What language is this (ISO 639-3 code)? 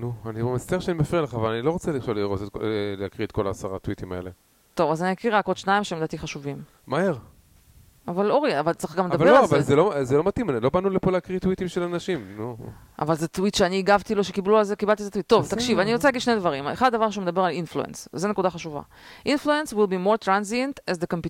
heb